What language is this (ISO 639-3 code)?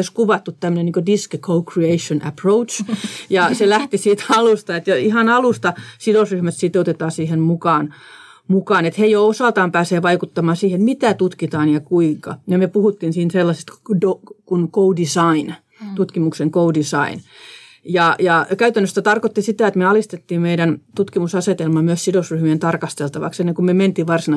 fin